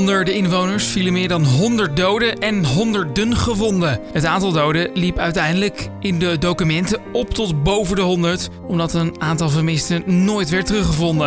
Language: Dutch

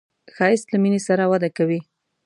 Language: Pashto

